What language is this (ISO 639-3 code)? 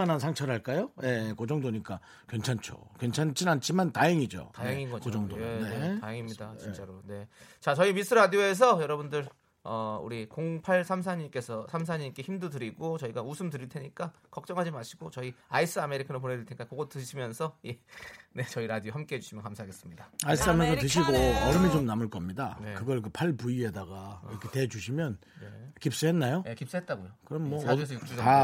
kor